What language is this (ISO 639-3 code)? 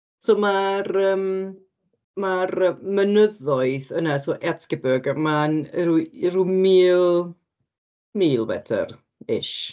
cym